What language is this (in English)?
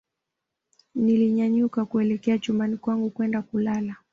Swahili